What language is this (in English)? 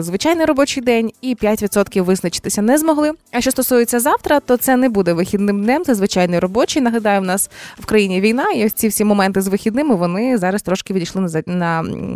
Ukrainian